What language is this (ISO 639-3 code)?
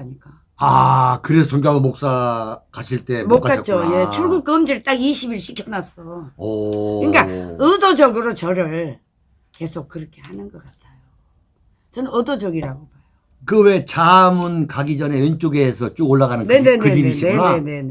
kor